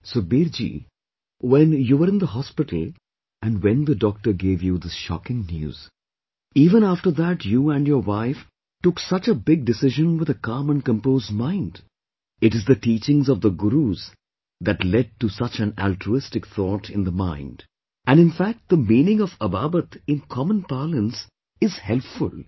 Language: English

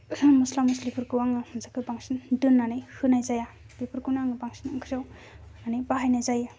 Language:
Bodo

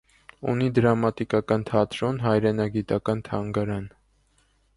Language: Armenian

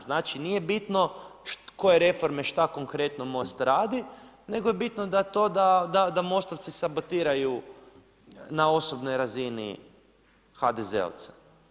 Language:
Croatian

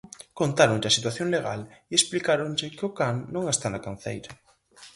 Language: Galician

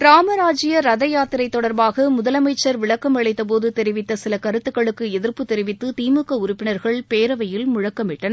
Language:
Tamil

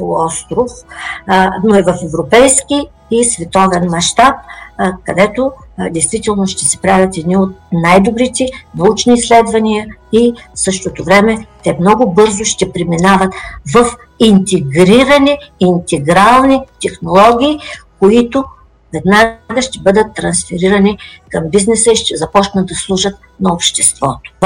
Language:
Bulgarian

